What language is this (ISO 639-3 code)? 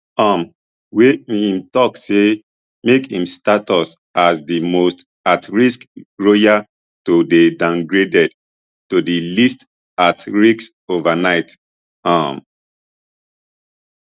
pcm